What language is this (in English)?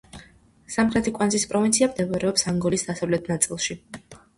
Georgian